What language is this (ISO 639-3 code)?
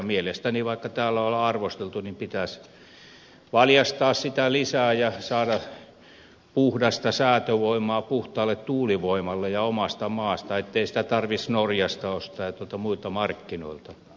fin